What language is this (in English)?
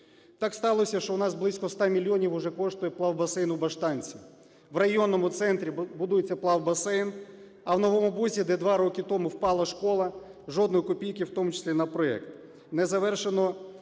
Ukrainian